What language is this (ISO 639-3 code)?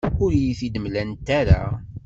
kab